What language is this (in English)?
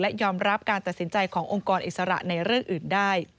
Thai